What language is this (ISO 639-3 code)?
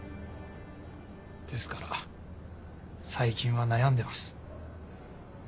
jpn